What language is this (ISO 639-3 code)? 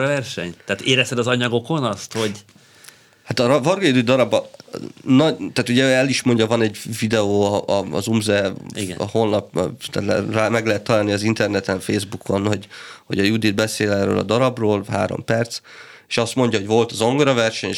hun